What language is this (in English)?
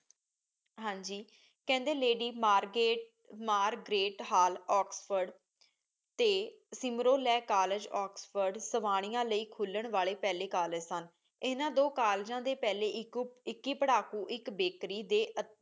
Punjabi